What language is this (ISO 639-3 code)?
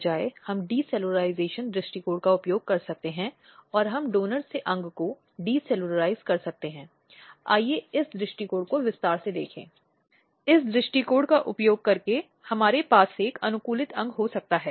hin